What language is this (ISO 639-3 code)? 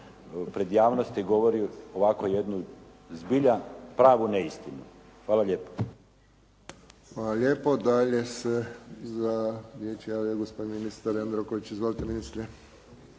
hrv